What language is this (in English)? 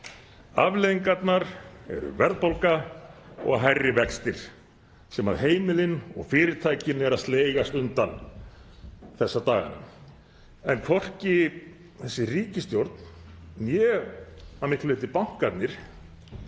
Icelandic